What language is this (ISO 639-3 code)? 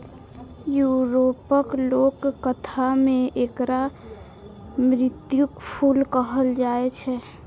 mai